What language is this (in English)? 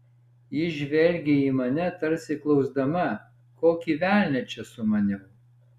Lithuanian